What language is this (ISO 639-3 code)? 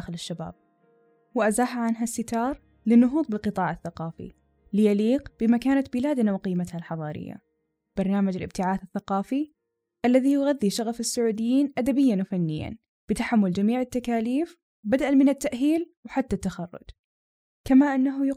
ara